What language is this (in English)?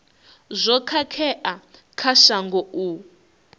Venda